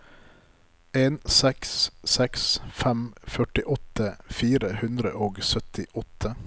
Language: Norwegian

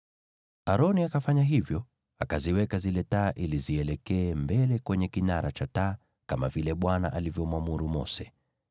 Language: Swahili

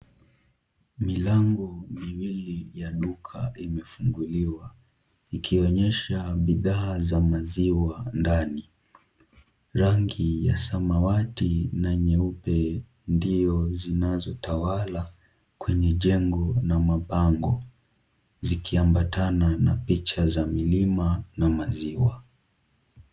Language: Swahili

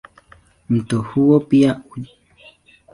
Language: Swahili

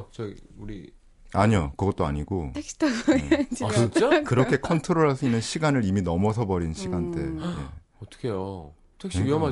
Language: Korean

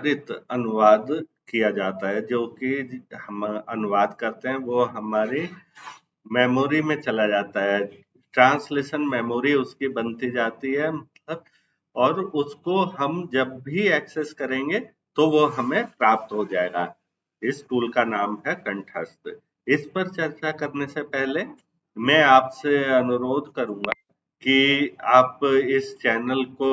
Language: Hindi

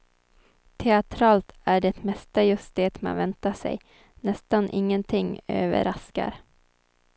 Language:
Swedish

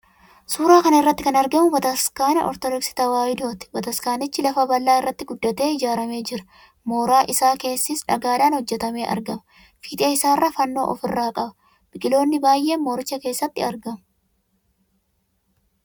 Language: Oromo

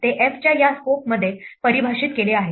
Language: Marathi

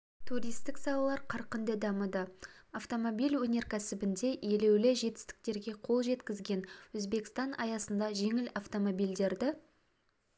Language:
Kazakh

